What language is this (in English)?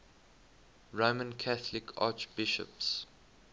English